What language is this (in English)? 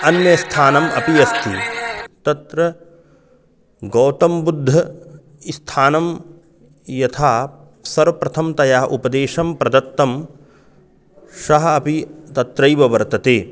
Sanskrit